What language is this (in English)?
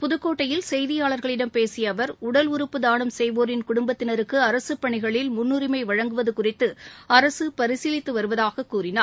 Tamil